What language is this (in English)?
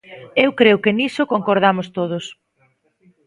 Galician